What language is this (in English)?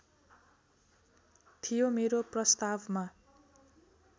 Nepali